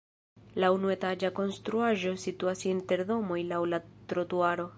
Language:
Esperanto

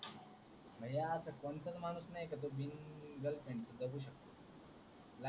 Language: Marathi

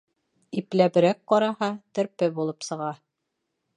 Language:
Bashkir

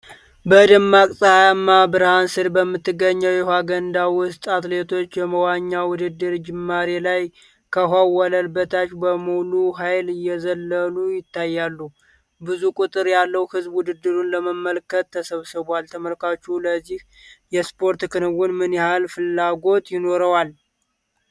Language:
Amharic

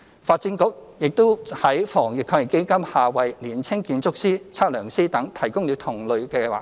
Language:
Cantonese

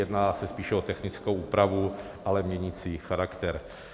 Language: Czech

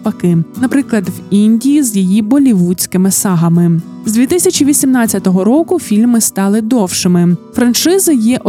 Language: Ukrainian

